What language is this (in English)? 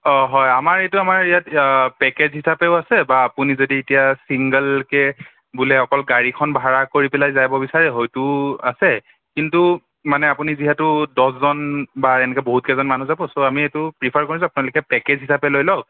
Assamese